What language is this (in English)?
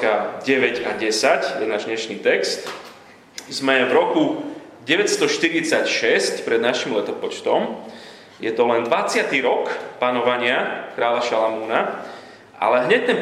Slovak